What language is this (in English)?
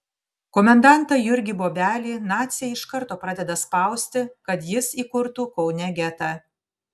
Lithuanian